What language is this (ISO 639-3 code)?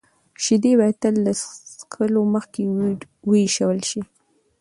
pus